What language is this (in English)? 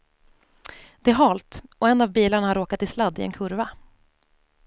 Swedish